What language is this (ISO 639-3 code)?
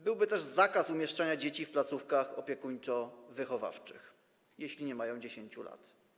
pol